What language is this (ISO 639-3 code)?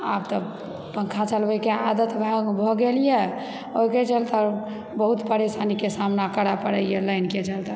mai